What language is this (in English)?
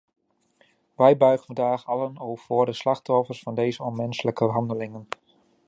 Dutch